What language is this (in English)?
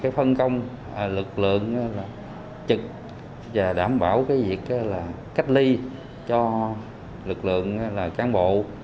Vietnamese